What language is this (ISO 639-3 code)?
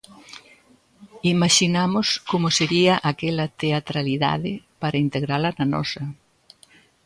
glg